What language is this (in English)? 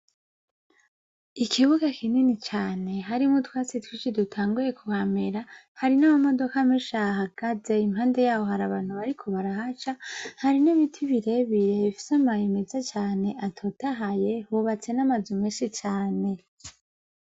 Rundi